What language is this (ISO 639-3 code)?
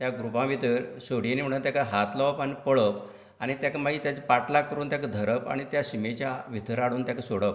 kok